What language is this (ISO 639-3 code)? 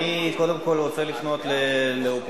heb